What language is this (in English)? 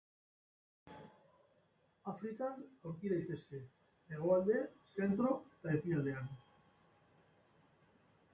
Basque